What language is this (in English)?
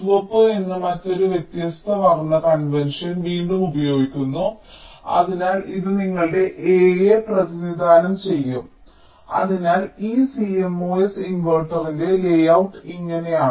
Malayalam